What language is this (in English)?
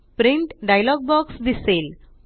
Marathi